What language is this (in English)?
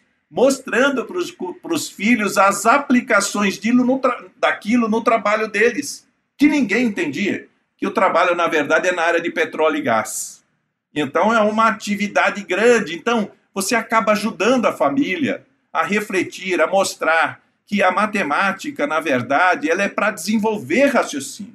Portuguese